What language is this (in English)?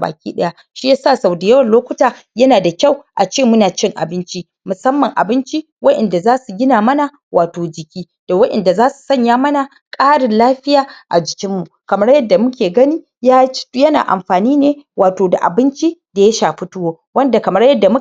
Hausa